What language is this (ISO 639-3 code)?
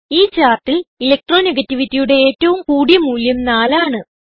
mal